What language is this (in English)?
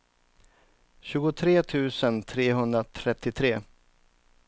Swedish